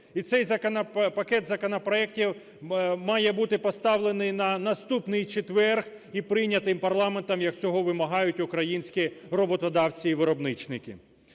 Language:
Ukrainian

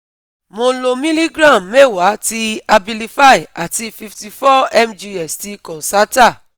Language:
Yoruba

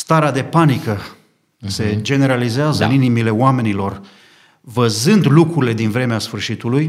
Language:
Romanian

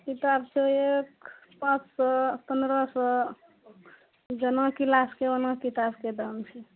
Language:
Maithili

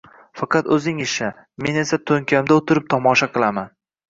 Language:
Uzbek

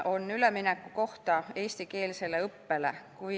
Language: Estonian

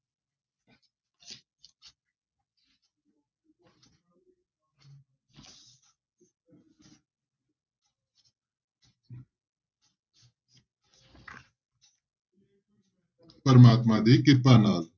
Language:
Punjabi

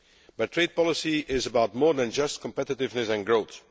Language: English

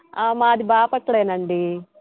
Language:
Telugu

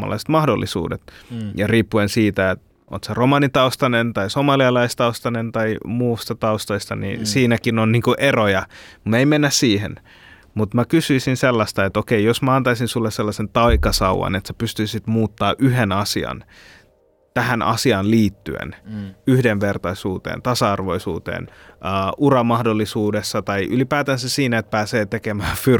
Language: Finnish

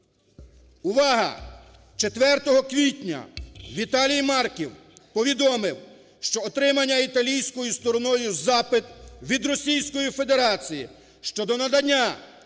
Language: Ukrainian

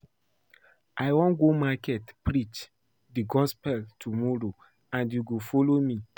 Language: Nigerian Pidgin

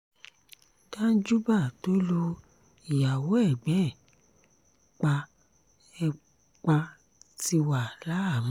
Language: Yoruba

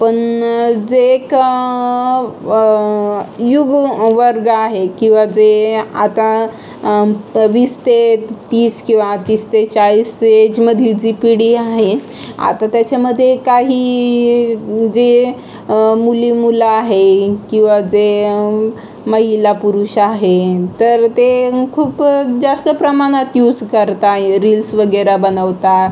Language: Marathi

